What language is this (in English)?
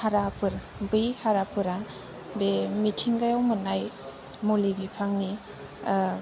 Bodo